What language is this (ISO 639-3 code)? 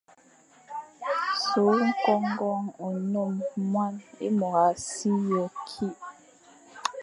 fan